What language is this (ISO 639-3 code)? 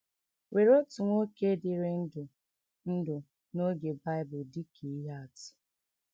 ibo